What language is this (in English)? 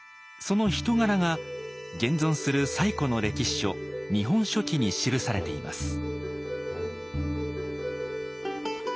Japanese